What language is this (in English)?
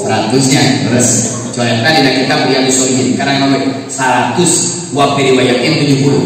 Indonesian